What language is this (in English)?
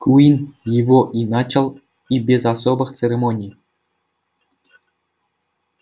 Russian